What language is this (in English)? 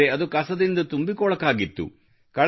Kannada